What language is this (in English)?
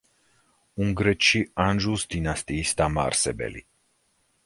Georgian